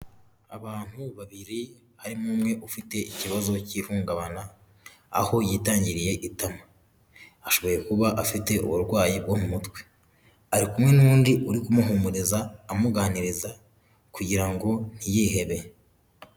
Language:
Kinyarwanda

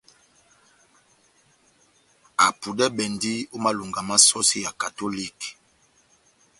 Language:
Batanga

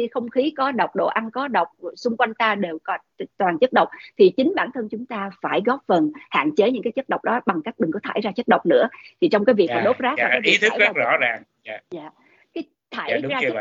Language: Vietnamese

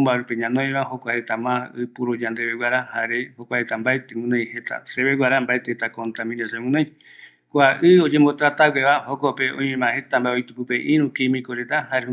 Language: Eastern Bolivian Guaraní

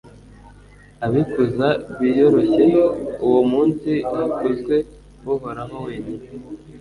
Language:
Kinyarwanda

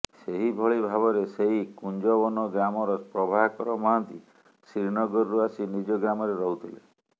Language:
Odia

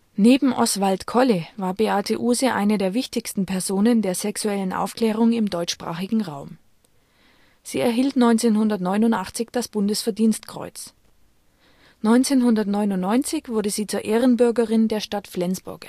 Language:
German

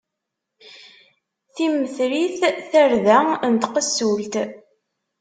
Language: Kabyle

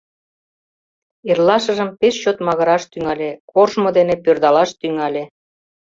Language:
Mari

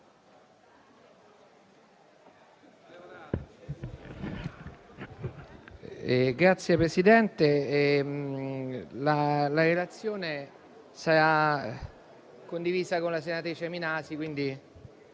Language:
Italian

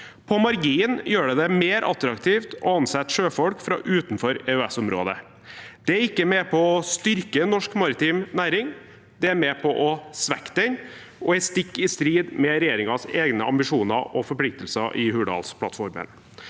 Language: Norwegian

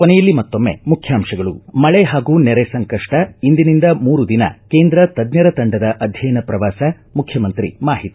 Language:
Kannada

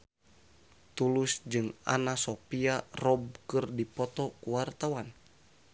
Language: Sundanese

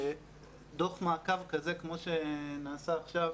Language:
Hebrew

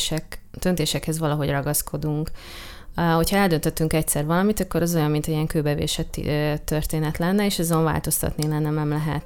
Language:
Hungarian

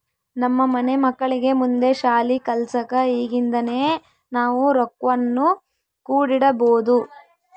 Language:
Kannada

